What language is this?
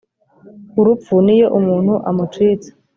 Kinyarwanda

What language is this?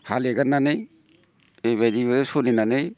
Bodo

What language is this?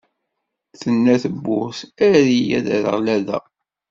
Kabyle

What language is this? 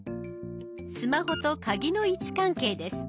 Japanese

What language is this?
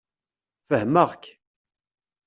Kabyle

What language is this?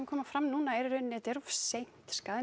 Icelandic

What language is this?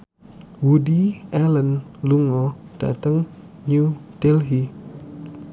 Javanese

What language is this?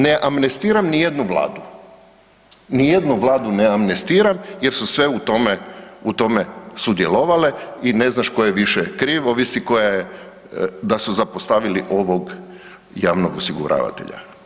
Croatian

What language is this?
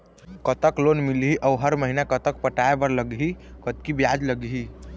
Chhattisgarhi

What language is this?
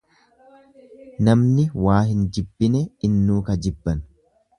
Oromo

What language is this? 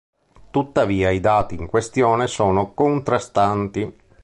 Italian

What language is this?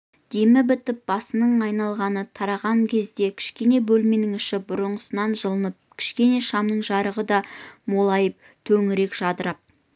Kazakh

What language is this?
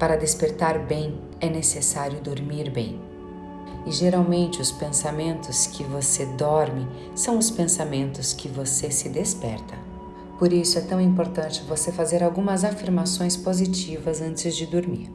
Portuguese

